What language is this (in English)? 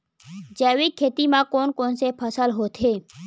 Chhattisgarhi